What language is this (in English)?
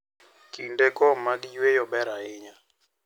Luo (Kenya and Tanzania)